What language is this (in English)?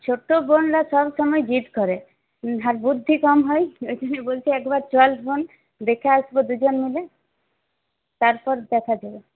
Bangla